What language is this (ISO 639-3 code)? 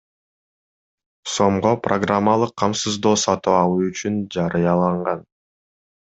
kir